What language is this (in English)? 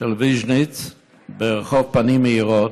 Hebrew